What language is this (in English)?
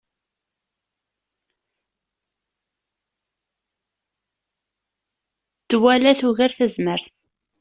Kabyle